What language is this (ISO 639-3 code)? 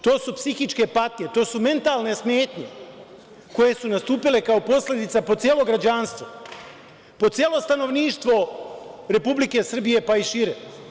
srp